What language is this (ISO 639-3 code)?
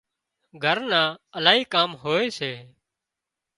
kxp